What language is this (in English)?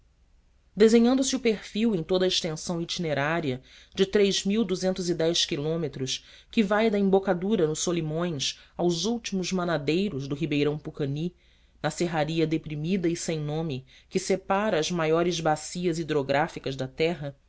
Portuguese